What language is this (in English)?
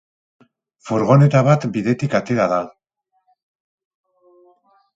Basque